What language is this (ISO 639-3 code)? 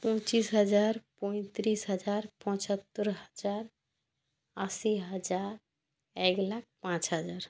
ben